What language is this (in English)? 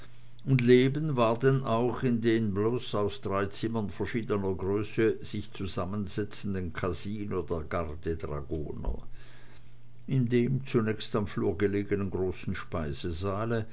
German